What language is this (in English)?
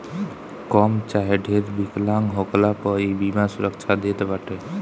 Bhojpuri